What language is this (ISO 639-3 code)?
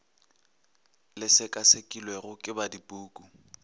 nso